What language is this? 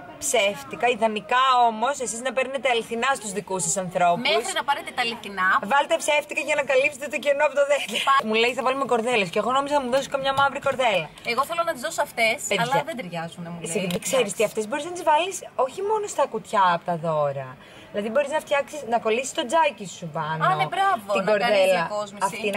Greek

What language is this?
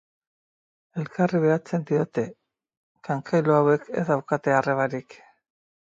Basque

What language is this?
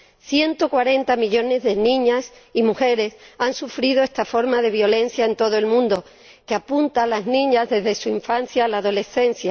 Spanish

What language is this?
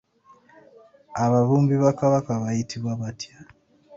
Ganda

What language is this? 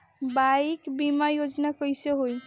Bhojpuri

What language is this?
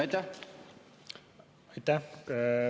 Estonian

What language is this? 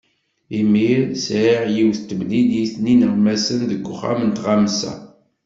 Kabyle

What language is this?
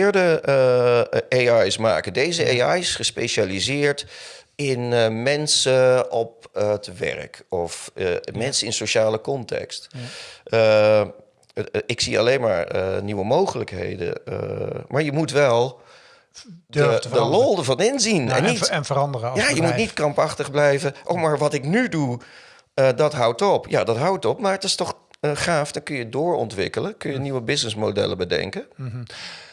Dutch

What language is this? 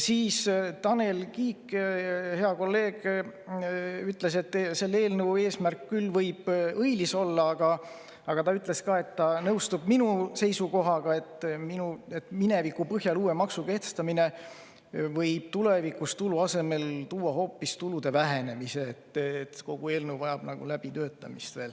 Estonian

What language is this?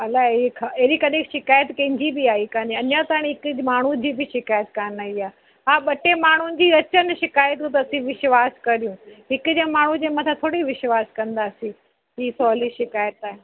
Sindhi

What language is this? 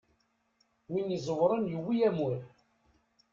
Kabyle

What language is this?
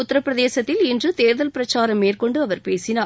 Tamil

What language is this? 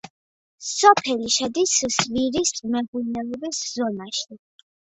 Georgian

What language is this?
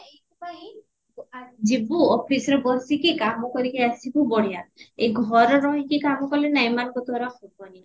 Odia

